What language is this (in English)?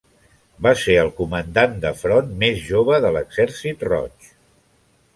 Catalan